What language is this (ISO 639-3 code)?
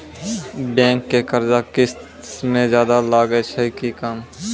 mai